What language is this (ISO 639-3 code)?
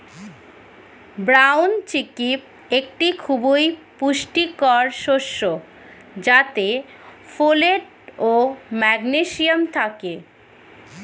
ben